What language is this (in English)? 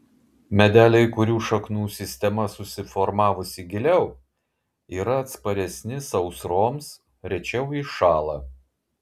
Lithuanian